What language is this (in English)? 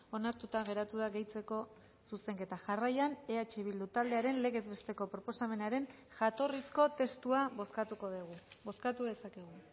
Basque